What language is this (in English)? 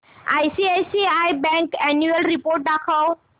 Marathi